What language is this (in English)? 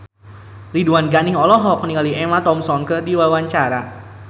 Sundanese